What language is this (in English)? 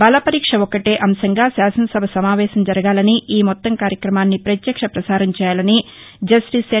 Telugu